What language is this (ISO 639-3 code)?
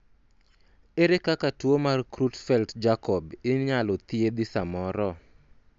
luo